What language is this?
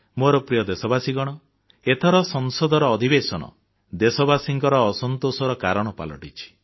Odia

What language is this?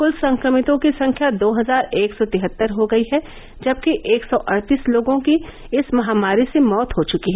Hindi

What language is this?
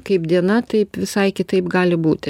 Lithuanian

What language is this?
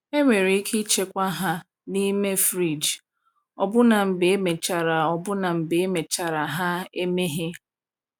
Igbo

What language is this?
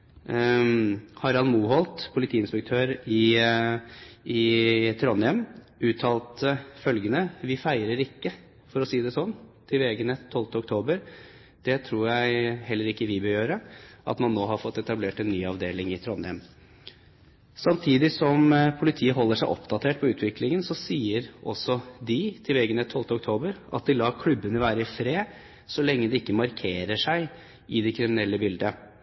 Norwegian Bokmål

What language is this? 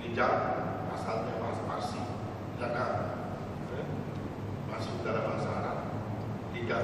Malay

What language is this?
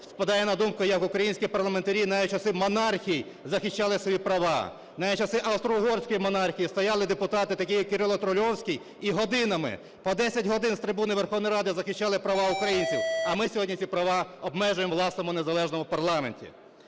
Ukrainian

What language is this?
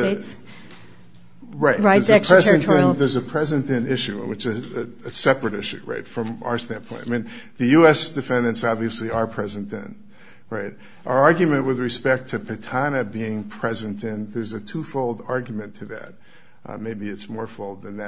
English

